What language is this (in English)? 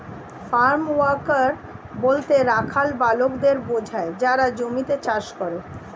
Bangla